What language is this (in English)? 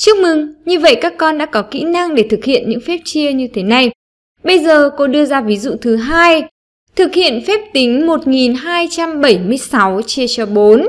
Vietnamese